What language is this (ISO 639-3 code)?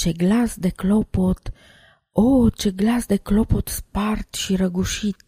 ron